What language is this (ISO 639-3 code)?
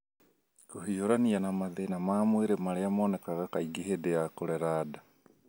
kik